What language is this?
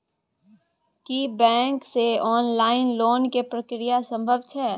Maithili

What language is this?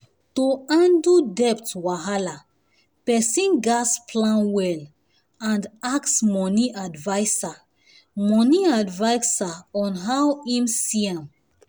Nigerian Pidgin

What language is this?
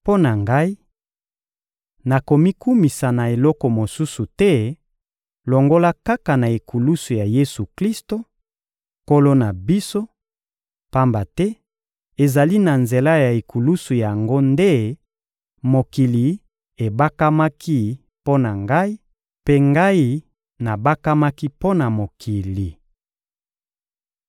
Lingala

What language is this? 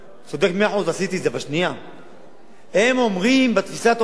Hebrew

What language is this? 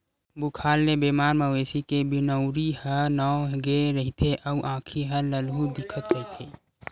Chhattisgarhi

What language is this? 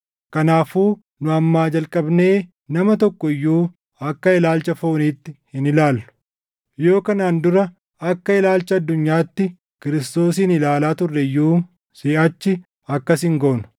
Oromo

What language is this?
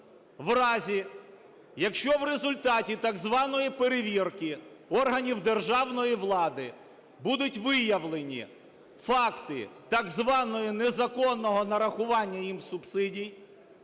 Ukrainian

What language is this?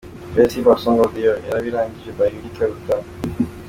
Kinyarwanda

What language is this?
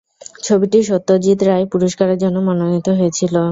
Bangla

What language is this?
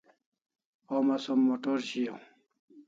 Kalasha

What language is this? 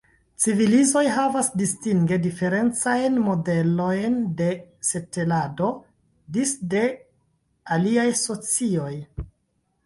Esperanto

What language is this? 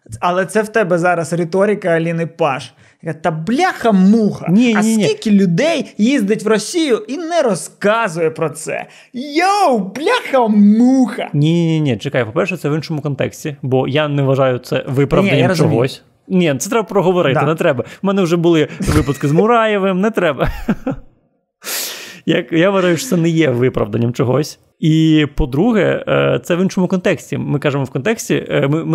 Ukrainian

